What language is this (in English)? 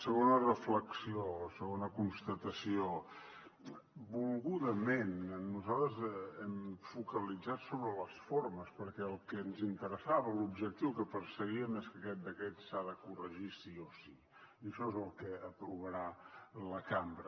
Catalan